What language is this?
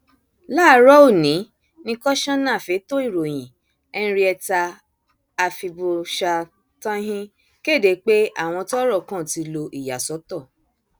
Yoruba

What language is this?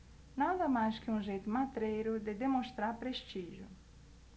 Portuguese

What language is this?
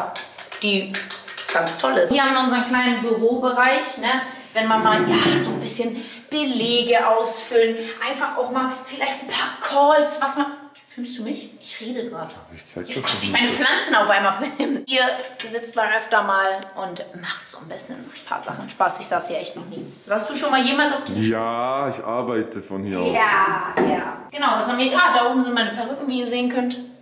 German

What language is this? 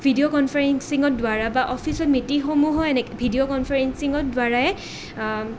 Assamese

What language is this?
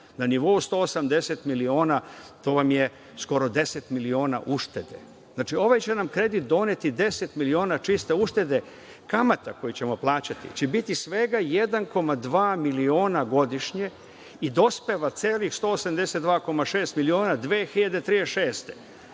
Serbian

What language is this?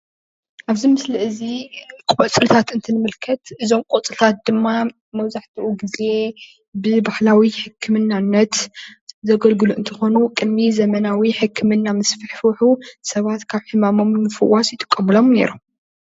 Tigrinya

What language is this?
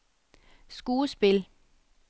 Danish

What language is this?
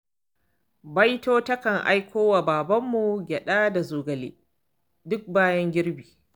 Hausa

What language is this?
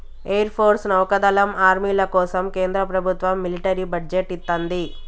Telugu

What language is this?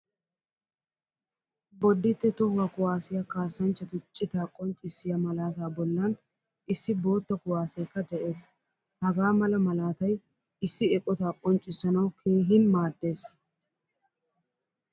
Wolaytta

